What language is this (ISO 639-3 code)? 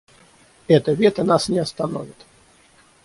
rus